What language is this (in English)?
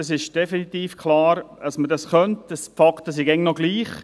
Swiss German